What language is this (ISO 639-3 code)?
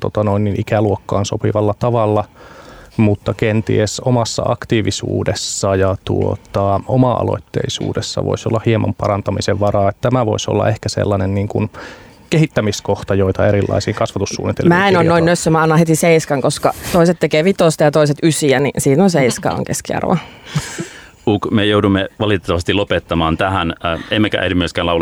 fin